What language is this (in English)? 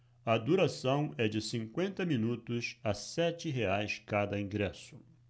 Portuguese